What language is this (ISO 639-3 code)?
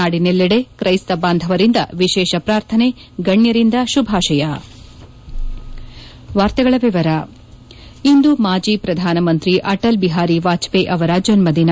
kan